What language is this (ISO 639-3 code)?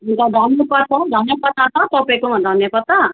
nep